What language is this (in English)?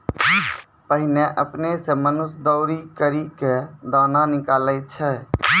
Maithili